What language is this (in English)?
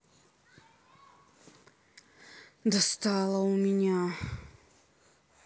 Russian